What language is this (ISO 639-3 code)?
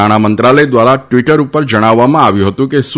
guj